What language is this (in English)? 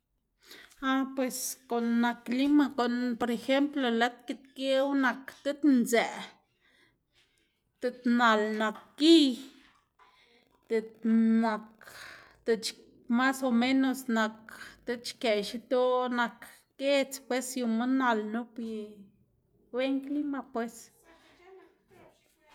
Xanaguía Zapotec